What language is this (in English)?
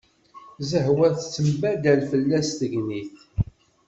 Kabyle